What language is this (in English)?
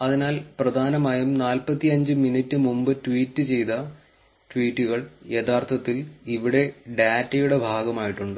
Malayalam